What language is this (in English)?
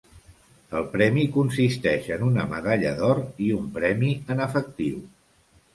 Catalan